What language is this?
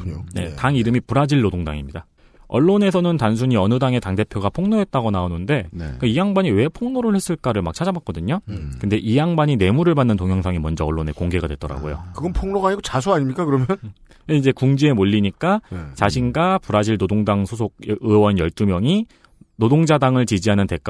Korean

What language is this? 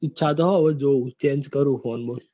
Gujarati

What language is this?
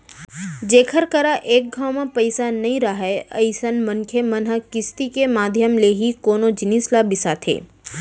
Chhattisgarhi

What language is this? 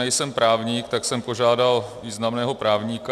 Czech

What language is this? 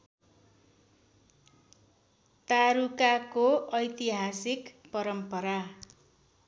Nepali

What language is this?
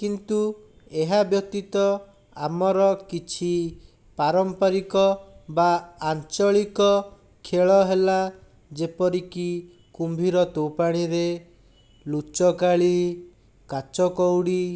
Odia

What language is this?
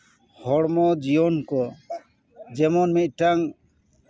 Santali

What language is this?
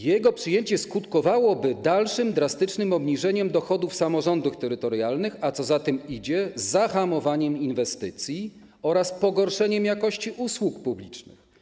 Polish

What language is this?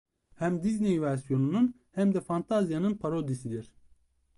Turkish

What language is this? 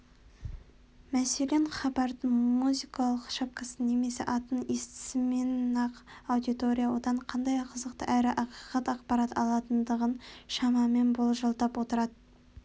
Kazakh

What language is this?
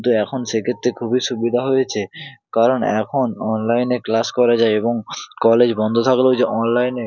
Bangla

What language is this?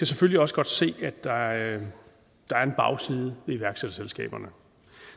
Danish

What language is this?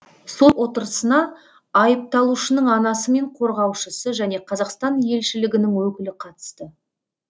Kazakh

